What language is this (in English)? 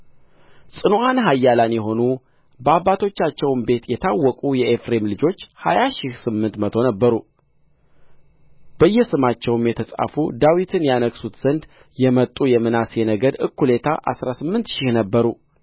Amharic